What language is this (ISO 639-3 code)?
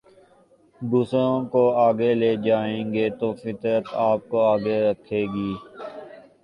urd